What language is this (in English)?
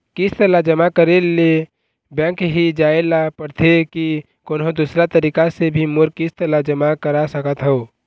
Chhattisgarhi